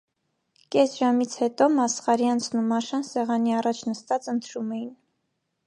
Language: Armenian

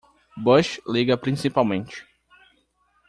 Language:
Portuguese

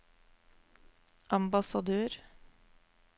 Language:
Norwegian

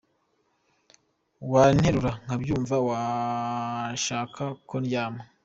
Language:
Kinyarwanda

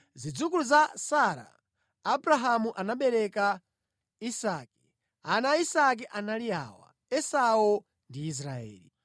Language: Nyanja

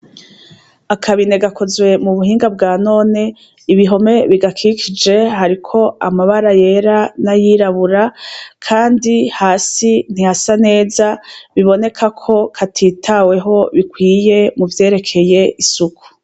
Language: Rundi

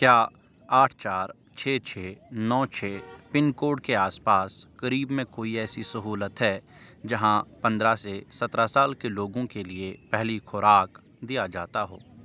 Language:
Urdu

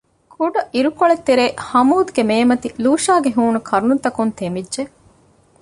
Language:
Divehi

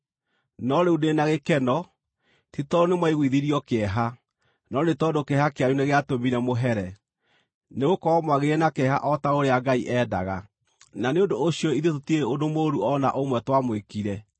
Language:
Kikuyu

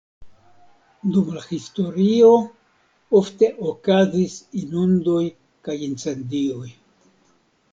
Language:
Esperanto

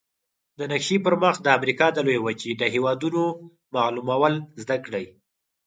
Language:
Pashto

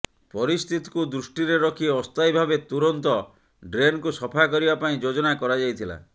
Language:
Odia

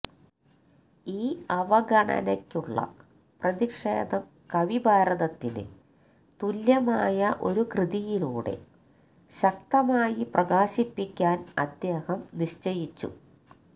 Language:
Malayalam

